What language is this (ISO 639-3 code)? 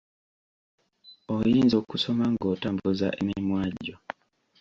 lug